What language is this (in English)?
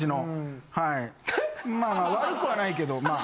Japanese